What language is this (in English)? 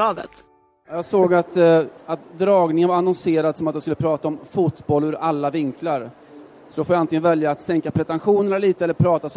Swedish